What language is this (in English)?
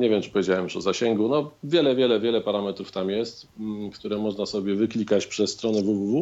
Polish